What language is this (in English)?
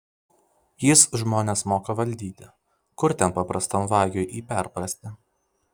Lithuanian